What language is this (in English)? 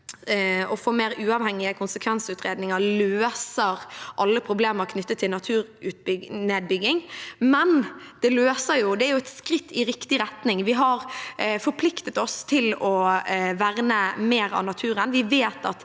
Norwegian